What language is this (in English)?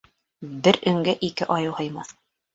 Bashkir